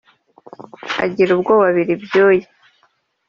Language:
Kinyarwanda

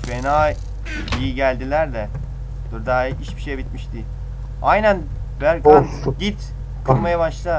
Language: Turkish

